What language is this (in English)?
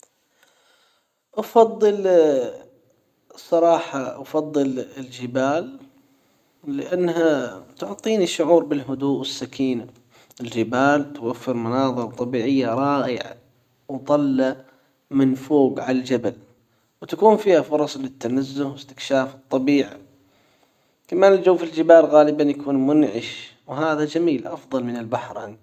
Hijazi Arabic